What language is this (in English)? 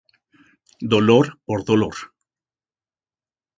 Spanish